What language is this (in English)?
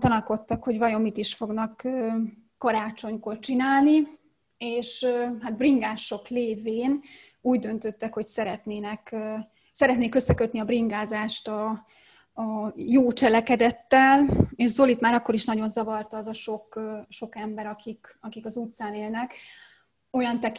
Hungarian